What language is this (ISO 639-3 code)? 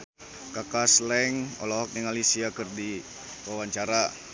sun